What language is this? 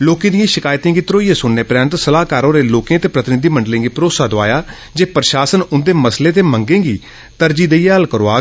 Dogri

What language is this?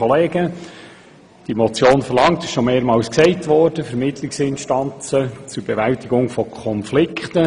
Swiss German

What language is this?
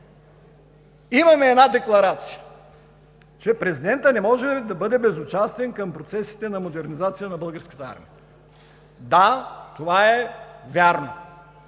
Bulgarian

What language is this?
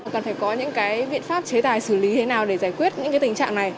Vietnamese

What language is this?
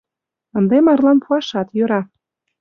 Mari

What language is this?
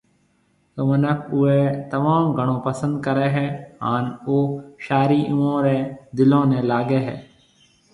Marwari (Pakistan)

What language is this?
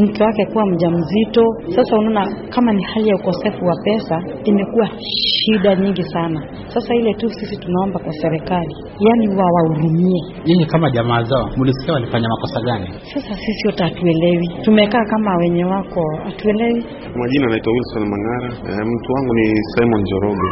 Swahili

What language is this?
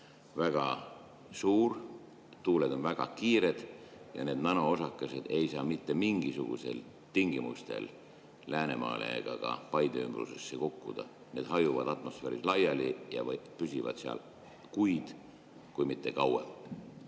Estonian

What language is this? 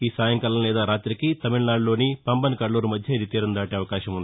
Telugu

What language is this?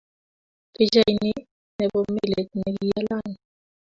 Kalenjin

